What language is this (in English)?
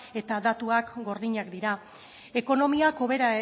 Basque